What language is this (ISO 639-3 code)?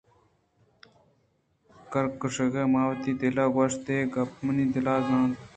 bgp